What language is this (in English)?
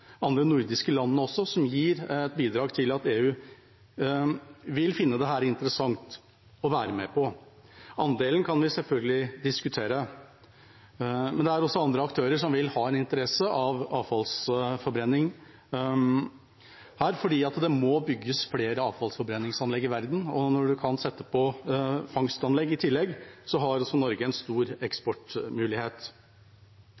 Norwegian Bokmål